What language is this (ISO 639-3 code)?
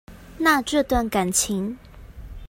zho